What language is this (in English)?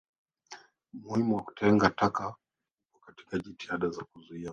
Swahili